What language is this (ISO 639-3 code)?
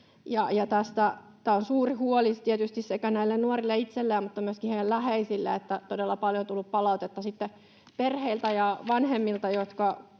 fin